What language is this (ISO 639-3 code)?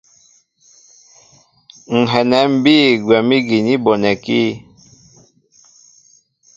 mbo